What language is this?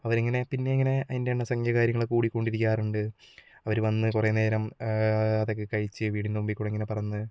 Malayalam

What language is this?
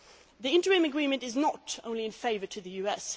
English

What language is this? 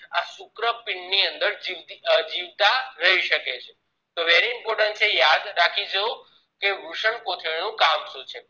Gujarati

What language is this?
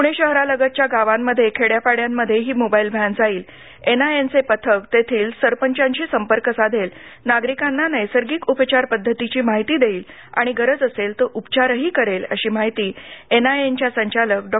Marathi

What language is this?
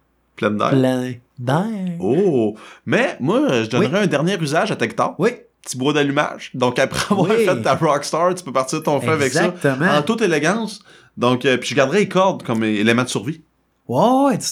French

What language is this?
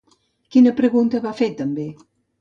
Catalan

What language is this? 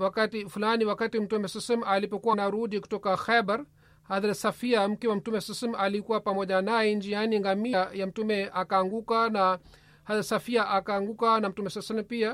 Swahili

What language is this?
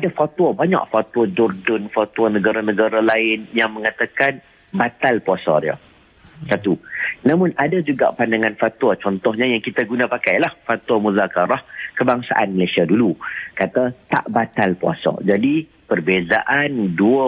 Malay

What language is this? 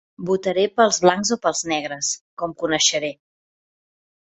Catalan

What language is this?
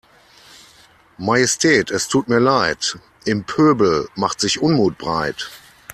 German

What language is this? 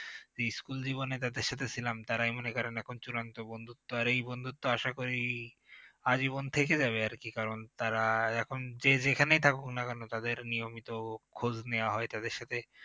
Bangla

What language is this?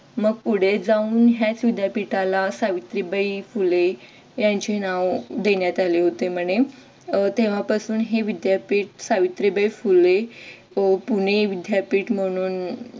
Marathi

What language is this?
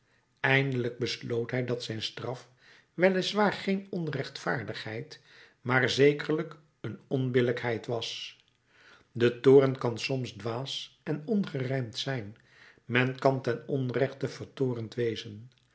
Dutch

